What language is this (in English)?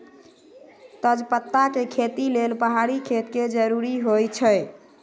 Magahi